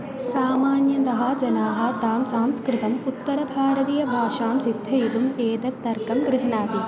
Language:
Sanskrit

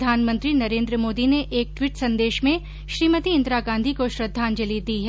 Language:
Hindi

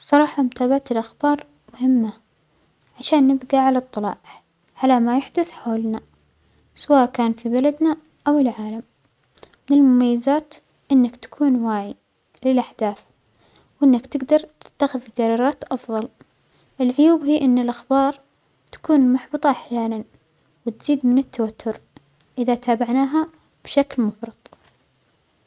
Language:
Omani Arabic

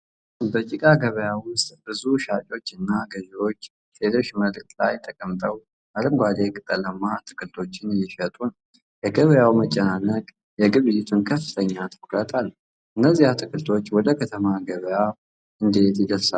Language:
Amharic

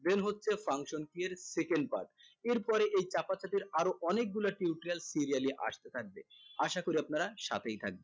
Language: Bangla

